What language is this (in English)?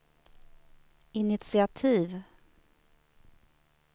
Swedish